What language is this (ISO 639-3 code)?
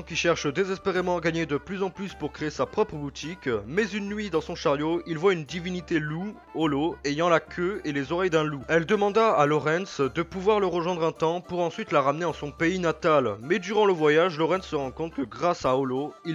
fra